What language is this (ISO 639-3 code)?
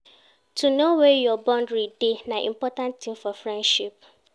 pcm